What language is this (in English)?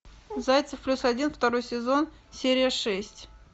Russian